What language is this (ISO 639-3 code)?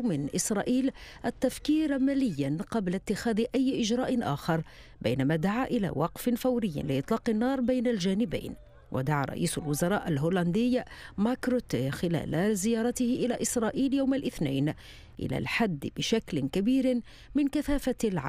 ara